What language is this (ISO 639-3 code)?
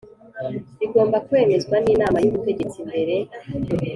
kin